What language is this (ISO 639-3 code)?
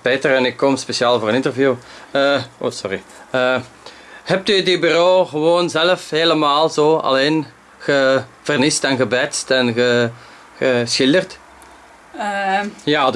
nld